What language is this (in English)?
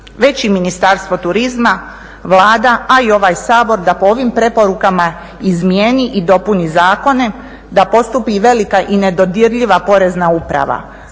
Croatian